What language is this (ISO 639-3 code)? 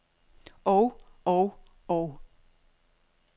dan